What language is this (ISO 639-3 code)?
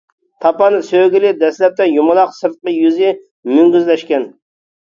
uig